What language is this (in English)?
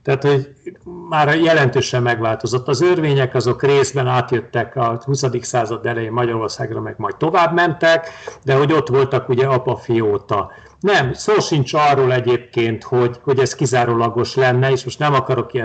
Hungarian